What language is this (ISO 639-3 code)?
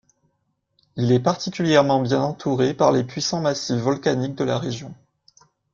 fra